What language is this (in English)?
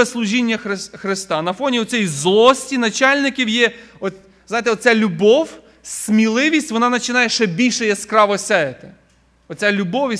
Ukrainian